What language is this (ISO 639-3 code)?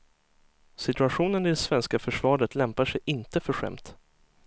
swe